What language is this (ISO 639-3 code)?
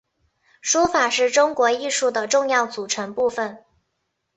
zho